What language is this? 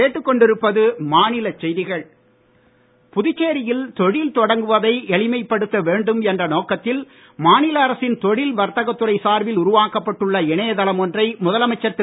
Tamil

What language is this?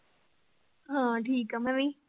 Punjabi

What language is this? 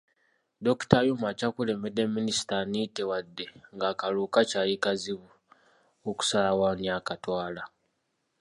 Ganda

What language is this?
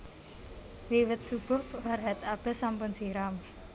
Javanese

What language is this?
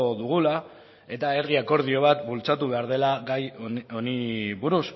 Basque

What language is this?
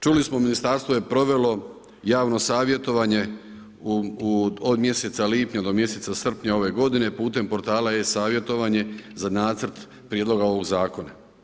Croatian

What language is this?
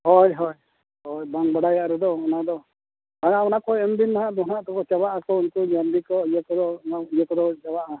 Santali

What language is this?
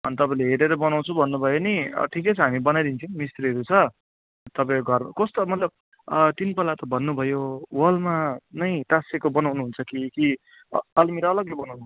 Nepali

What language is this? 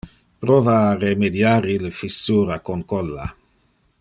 Interlingua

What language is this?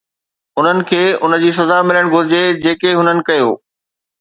Sindhi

